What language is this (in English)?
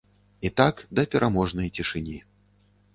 Belarusian